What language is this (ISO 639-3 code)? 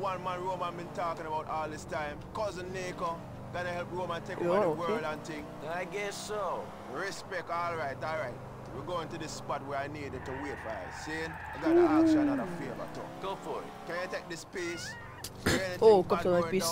hun